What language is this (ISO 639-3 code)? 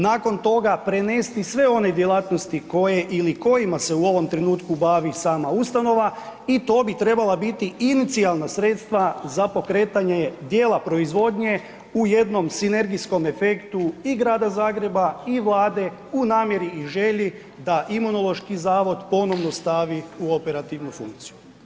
hrv